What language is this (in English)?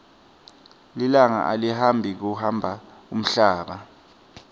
Swati